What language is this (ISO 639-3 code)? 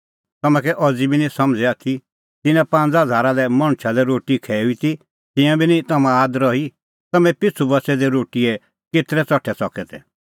kfx